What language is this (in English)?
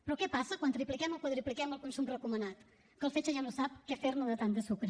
Catalan